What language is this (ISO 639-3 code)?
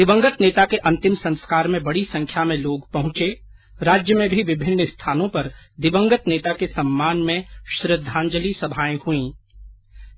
hin